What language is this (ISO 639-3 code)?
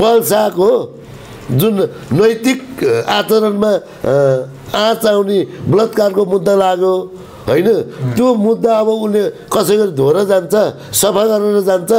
tur